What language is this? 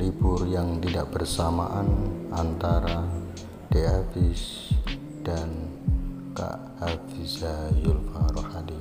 Indonesian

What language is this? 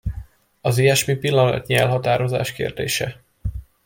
Hungarian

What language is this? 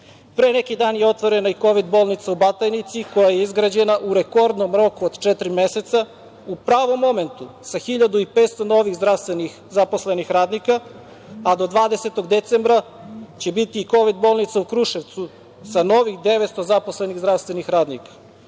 Serbian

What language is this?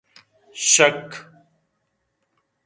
Eastern Balochi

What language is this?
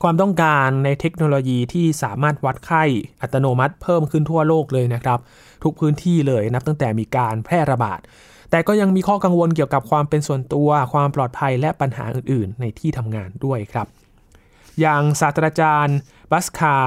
Thai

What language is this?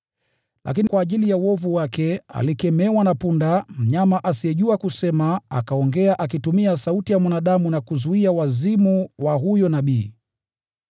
Swahili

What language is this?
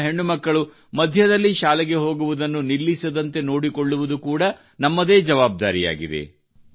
Kannada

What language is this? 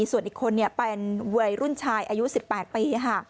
Thai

